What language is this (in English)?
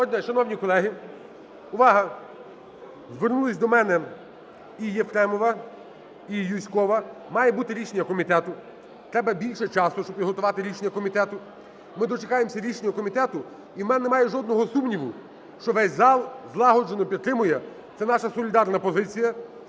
Ukrainian